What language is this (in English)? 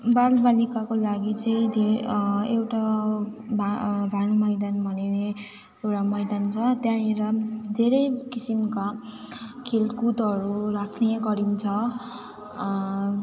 Nepali